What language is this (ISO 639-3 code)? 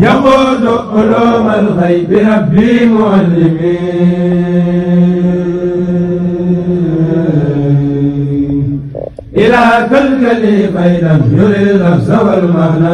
ara